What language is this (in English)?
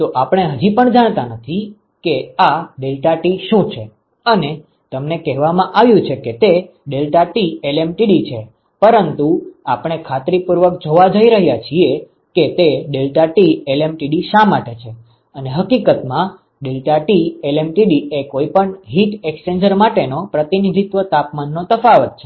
Gujarati